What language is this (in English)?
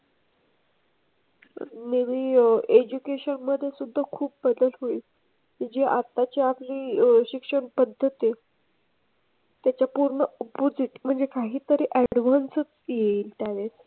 Marathi